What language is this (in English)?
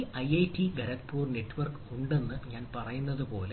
Malayalam